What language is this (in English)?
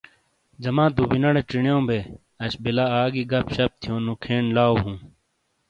Shina